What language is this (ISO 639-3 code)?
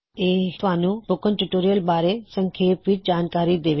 pan